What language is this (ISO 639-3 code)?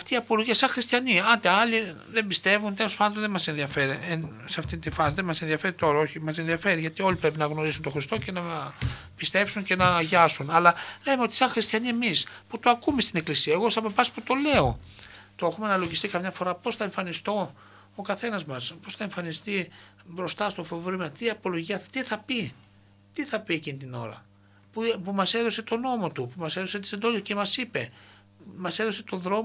ell